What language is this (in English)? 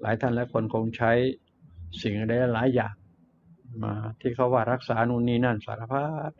Thai